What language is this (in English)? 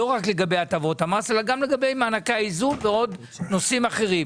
Hebrew